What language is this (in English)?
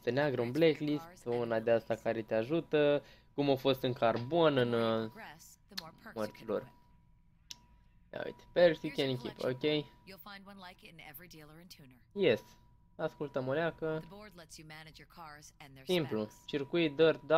Romanian